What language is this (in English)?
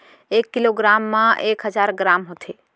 Chhattisgarhi